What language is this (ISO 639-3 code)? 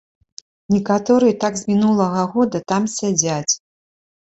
bel